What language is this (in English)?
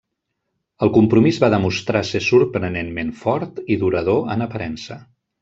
Catalan